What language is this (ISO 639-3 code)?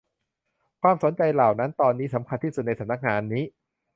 tha